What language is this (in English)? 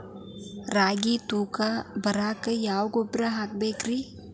Kannada